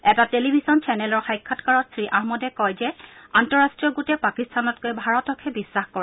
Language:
Assamese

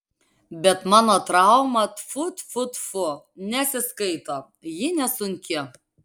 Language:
Lithuanian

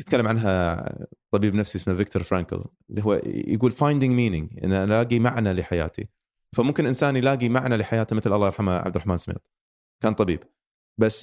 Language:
Arabic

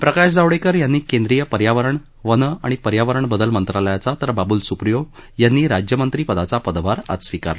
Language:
Marathi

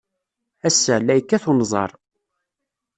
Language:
Kabyle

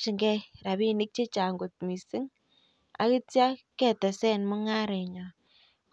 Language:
Kalenjin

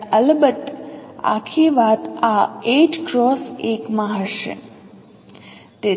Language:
Gujarati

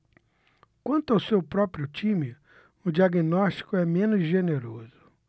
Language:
Portuguese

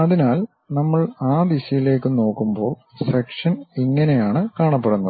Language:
Malayalam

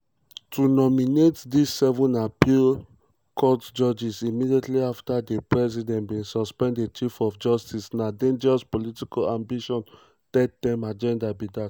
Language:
Nigerian Pidgin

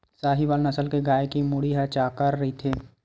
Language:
Chhattisgarhi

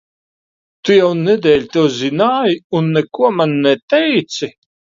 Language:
Latvian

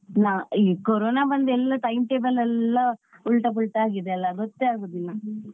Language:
Kannada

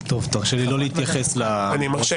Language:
Hebrew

